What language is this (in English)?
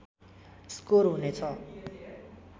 Nepali